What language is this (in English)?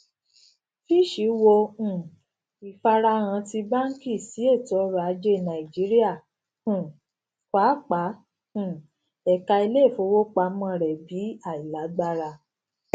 Yoruba